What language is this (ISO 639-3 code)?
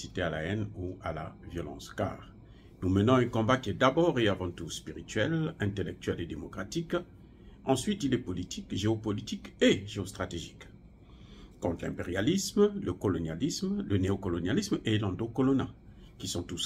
fra